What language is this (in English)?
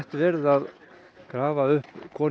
Icelandic